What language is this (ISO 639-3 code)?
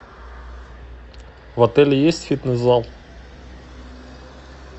rus